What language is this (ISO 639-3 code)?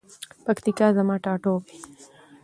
pus